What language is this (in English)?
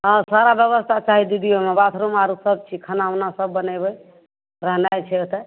Maithili